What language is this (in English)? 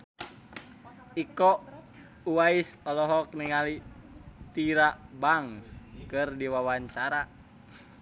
Sundanese